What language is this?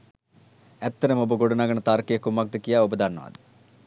Sinhala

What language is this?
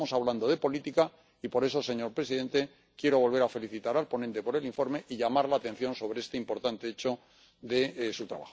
Spanish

